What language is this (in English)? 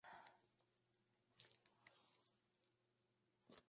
Spanish